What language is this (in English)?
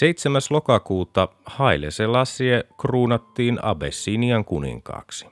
Finnish